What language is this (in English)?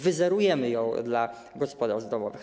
Polish